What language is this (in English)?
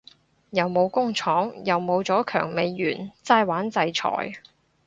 Cantonese